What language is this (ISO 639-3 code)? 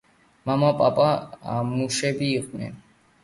kat